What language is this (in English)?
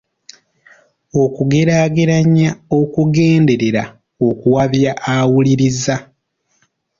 Ganda